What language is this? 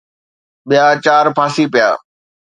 Sindhi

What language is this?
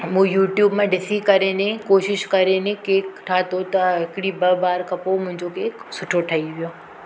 Sindhi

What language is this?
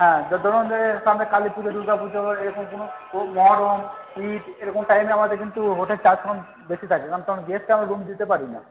Bangla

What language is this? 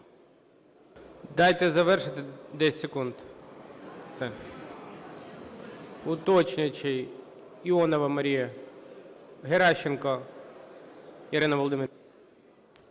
Ukrainian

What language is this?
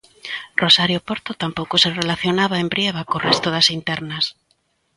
Galician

